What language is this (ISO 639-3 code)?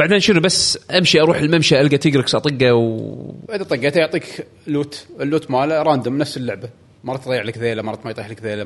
ara